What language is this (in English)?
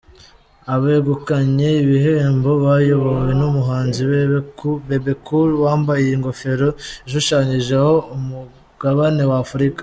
Kinyarwanda